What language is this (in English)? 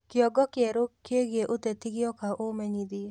Kikuyu